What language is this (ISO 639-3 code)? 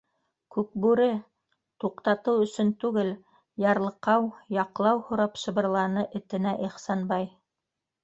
bak